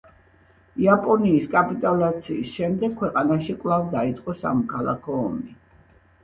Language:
Georgian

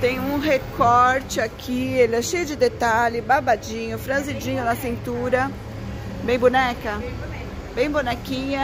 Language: Portuguese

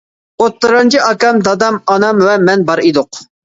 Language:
Uyghur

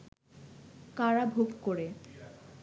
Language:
Bangla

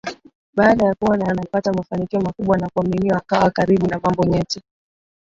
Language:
Swahili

